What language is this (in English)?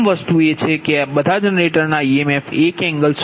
Gujarati